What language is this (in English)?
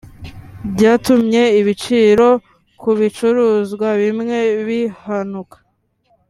Kinyarwanda